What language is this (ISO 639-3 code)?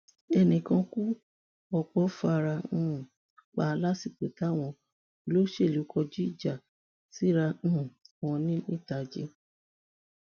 yor